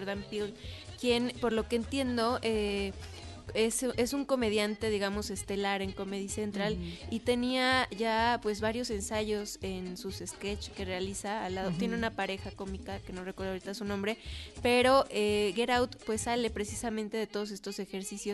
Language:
Spanish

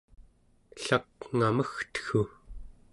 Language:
Central Yupik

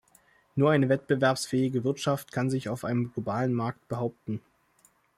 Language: German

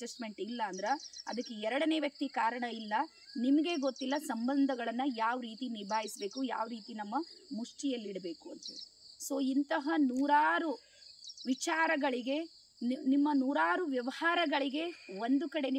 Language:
Kannada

